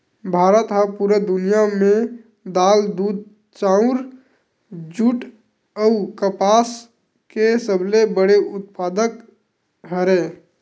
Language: Chhattisgarhi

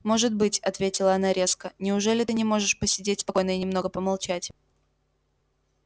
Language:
Russian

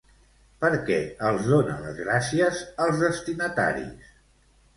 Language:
Catalan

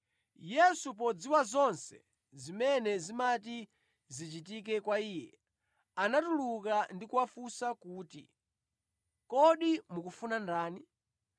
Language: Nyanja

